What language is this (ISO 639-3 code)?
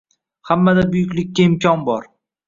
uzb